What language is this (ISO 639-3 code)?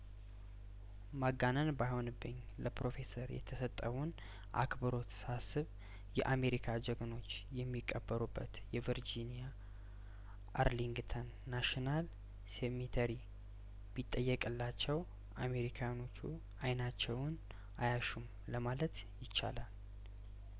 amh